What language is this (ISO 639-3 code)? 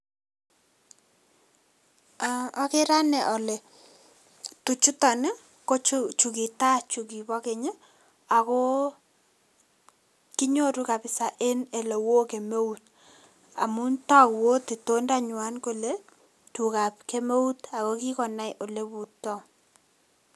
kln